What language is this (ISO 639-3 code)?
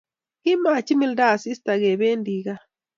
kln